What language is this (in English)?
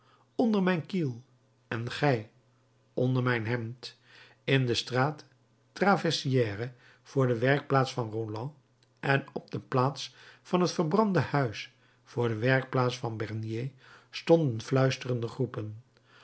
Dutch